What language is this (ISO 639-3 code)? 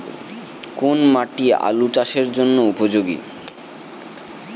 ben